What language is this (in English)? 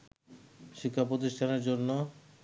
Bangla